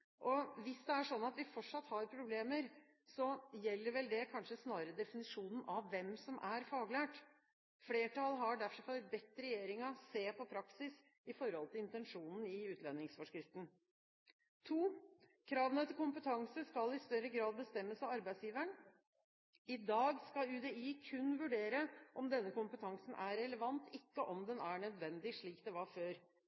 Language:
Norwegian Bokmål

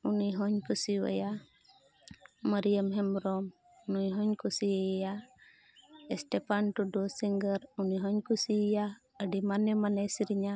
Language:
Santali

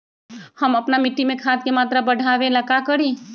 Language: Magahi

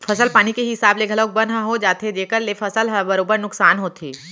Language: Chhattisgarhi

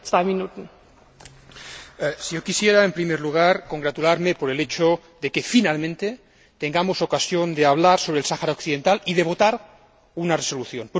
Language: Spanish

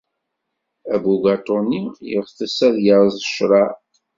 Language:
Kabyle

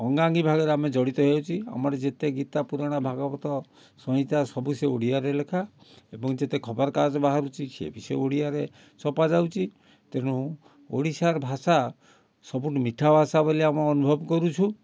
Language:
Odia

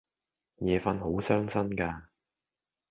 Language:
Cantonese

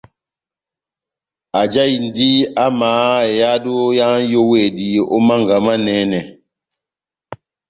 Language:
Batanga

